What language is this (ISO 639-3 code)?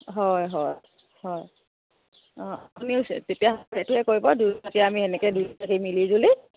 asm